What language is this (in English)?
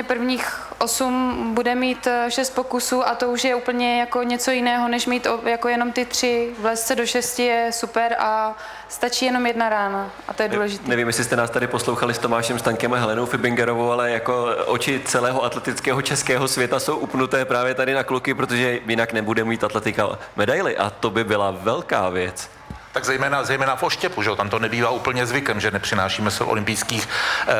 Czech